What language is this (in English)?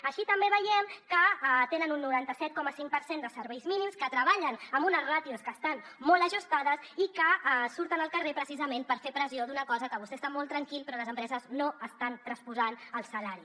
Catalan